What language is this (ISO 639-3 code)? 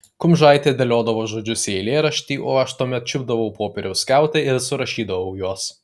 lit